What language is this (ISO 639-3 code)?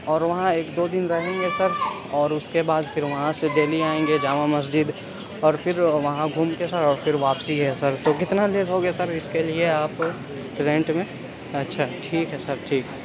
urd